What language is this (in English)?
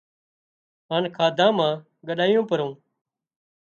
Wadiyara Koli